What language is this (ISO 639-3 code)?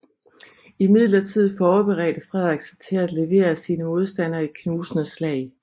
dan